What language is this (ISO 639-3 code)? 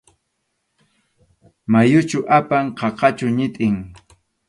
qxu